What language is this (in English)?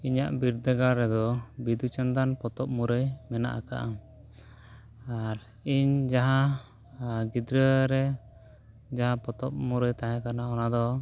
Santali